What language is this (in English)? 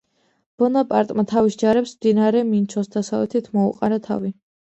Georgian